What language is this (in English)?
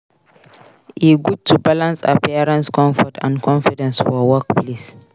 Nigerian Pidgin